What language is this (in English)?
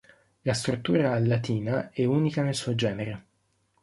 Italian